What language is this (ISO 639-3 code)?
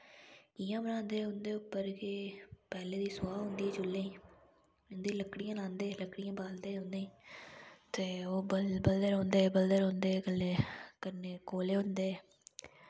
doi